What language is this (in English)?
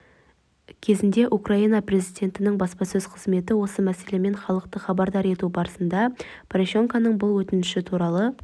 Kazakh